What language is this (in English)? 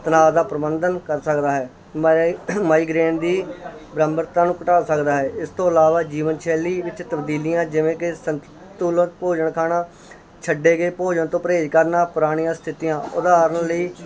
Punjabi